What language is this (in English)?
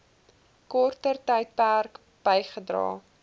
Afrikaans